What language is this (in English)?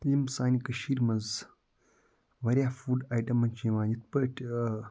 Kashmiri